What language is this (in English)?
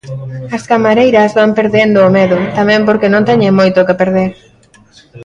Galician